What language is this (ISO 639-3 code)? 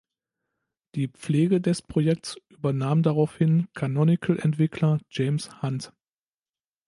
deu